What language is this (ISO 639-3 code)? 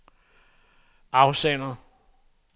dan